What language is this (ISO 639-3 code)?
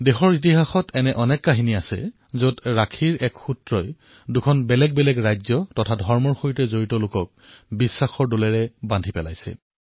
asm